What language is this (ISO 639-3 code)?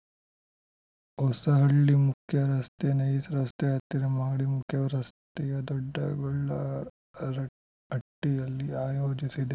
kan